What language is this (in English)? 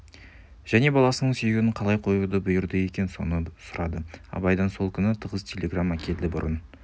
Kazakh